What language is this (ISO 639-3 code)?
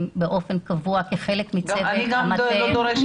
heb